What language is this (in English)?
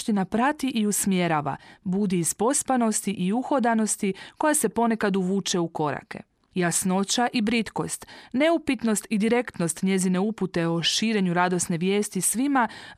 Croatian